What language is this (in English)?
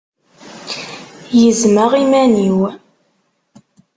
Kabyle